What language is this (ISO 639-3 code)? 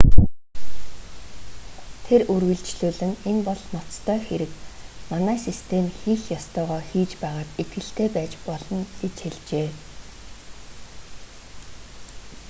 mon